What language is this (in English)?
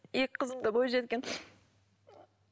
Kazakh